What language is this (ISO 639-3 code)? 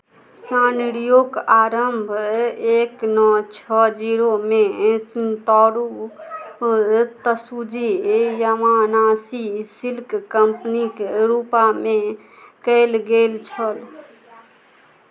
mai